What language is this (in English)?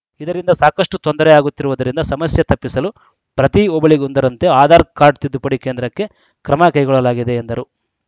Kannada